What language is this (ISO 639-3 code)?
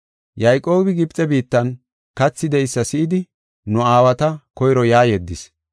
gof